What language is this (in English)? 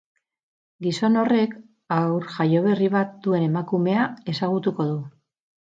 Basque